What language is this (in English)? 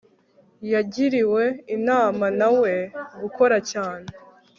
Kinyarwanda